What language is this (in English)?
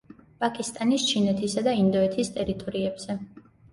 Georgian